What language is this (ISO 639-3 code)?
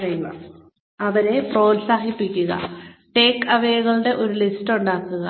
mal